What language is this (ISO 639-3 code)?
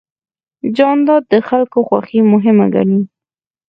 pus